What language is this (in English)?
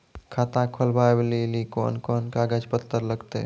Maithili